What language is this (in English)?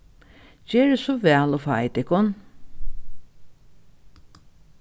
Faroese